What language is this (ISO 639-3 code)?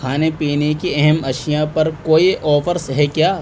urd